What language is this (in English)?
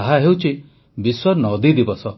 Odia